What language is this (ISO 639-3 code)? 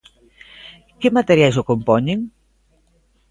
glg